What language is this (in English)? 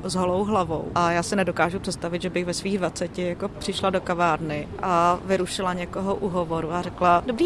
Czech